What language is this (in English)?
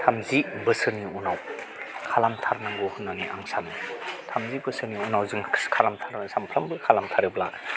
Bodo